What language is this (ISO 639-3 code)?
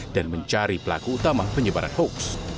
ind